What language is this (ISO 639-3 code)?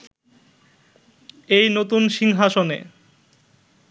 ben